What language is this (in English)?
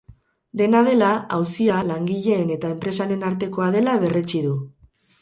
Basque